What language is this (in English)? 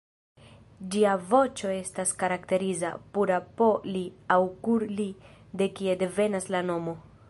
Esperanto